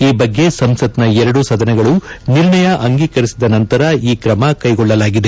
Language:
Kannada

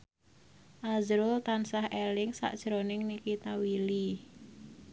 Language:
Javanese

